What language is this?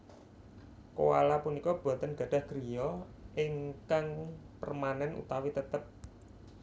Javanese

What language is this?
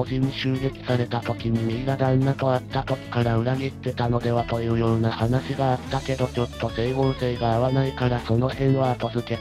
Japanese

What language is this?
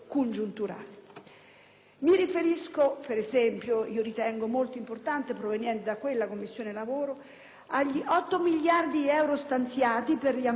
Italian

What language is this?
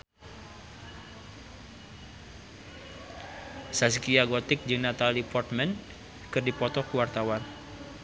Sundanese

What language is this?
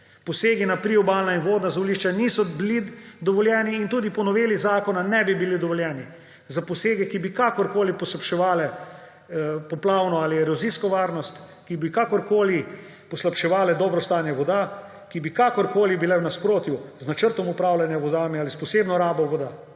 Slovenian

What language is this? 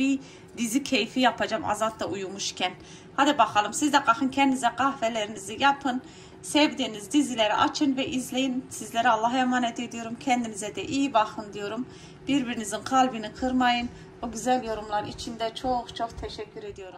Turkish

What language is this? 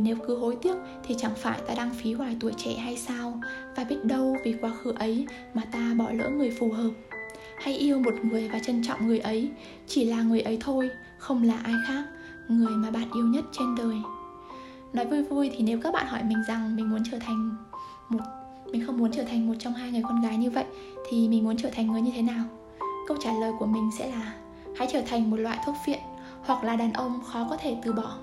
Vietnamese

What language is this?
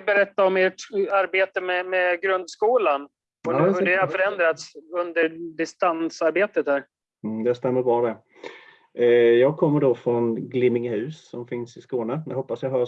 Swedish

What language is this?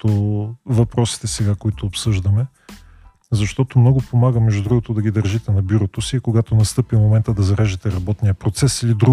Bulgarian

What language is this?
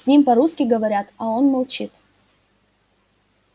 Russian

